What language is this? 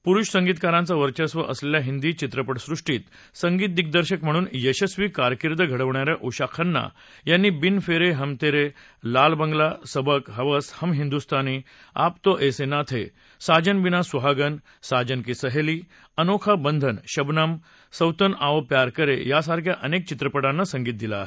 Marathi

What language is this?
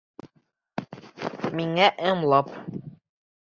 Bashkir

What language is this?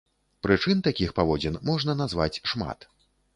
Belarusian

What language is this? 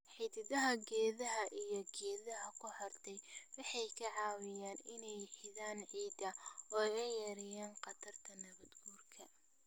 Somali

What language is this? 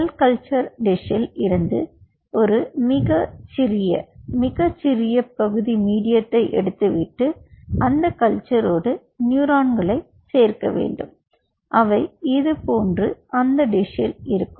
Tamil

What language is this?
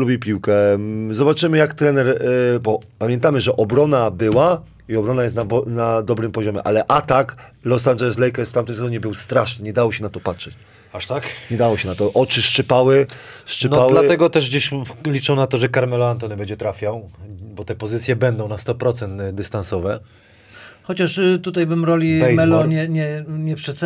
Polish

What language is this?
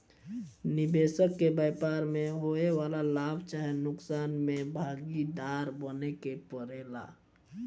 Bhojpuri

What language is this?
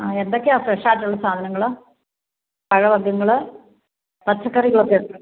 Malayalam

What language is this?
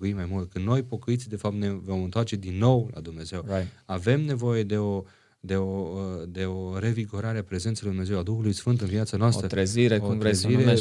Romanian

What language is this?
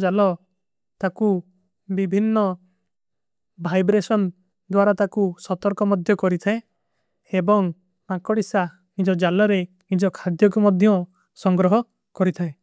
Kui (India)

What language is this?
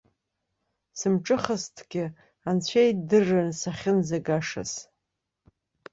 Abkhazian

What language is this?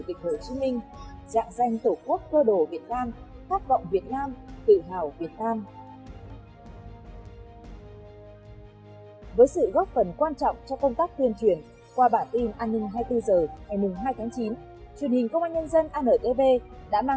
Vietnamese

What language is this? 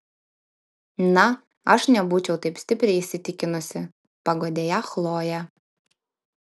Lithuanian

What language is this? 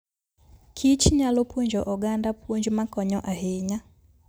Luo (Kenya and Tanzania)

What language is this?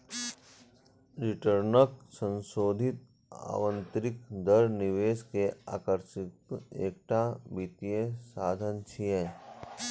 Maithili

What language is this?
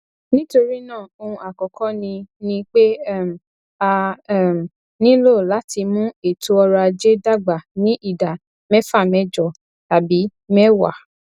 Yoruba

